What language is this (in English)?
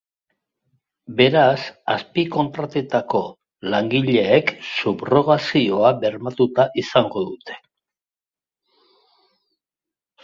Basque